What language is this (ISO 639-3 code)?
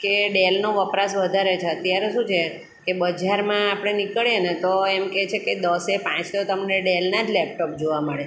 guj